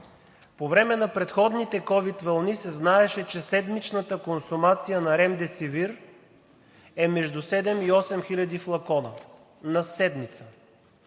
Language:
Bulgarian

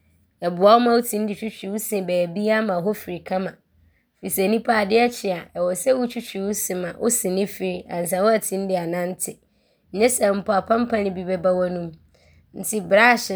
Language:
Abron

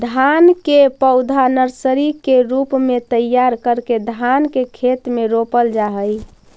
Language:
Magahi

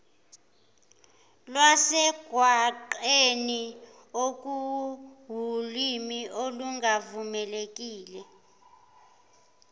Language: Zulu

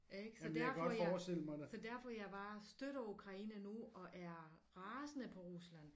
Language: Danish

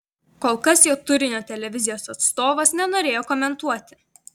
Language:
Lithuanian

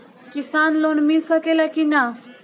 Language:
Bhojpuri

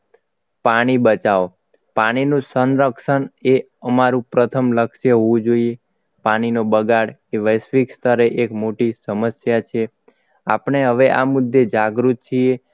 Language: Gujarati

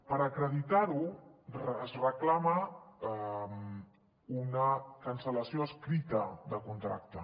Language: Catalan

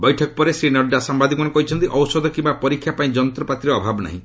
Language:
Odia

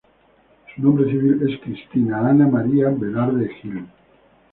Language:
Spanish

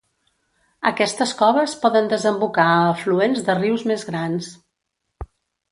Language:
Catalan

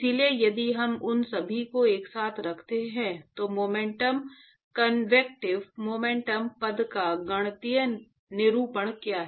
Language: Hindi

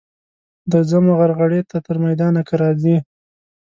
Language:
Pashto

